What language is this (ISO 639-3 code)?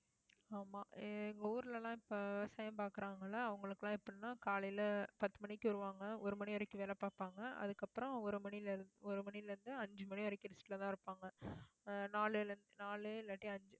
tam